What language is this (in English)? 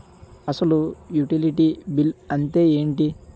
Telugu